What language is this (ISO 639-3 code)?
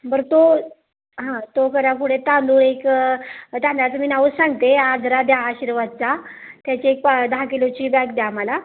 mar